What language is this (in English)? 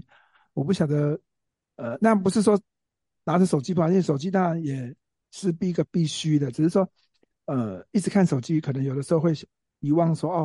Chinese